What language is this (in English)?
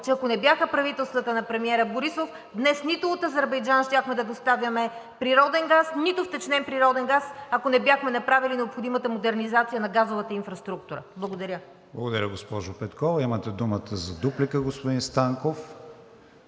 Bulgarian